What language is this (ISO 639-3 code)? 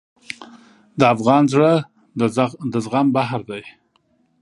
pus